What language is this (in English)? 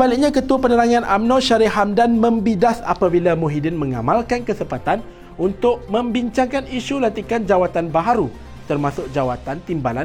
Malay